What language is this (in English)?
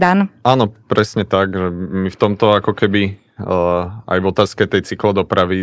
Slovak